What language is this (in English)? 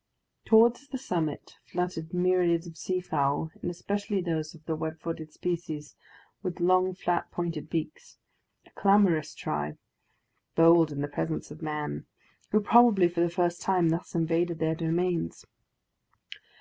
English